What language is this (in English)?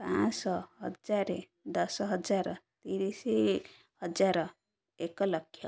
Odia